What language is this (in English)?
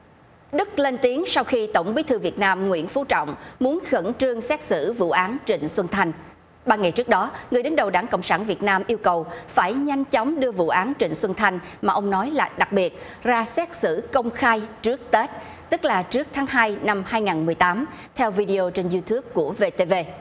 Vietnamese